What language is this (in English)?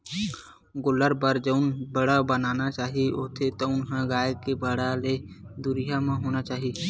Chhattisgarhi